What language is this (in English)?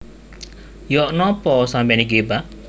Javanese